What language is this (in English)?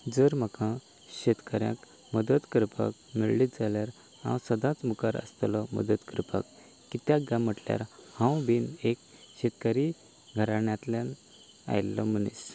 Konkani